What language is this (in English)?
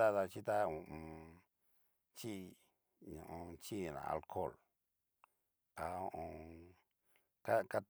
Cacaloxtepec Mixtec